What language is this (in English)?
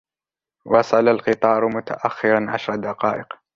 Arabic